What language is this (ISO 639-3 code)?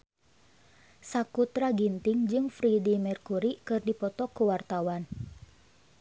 sun